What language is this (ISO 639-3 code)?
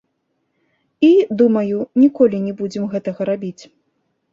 bel